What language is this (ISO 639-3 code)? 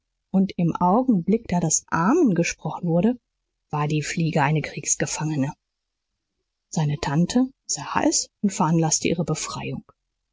deu